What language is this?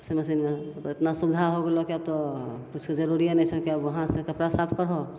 Maithili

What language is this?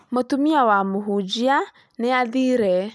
Kikuyu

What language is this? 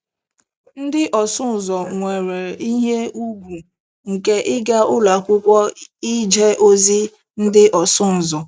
Igbo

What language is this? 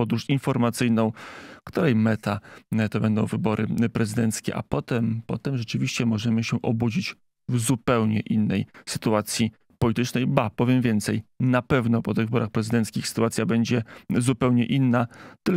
Polish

